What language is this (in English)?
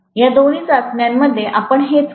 Marathi